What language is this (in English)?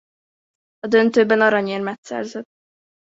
Hungarian